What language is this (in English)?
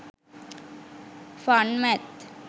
Sinhala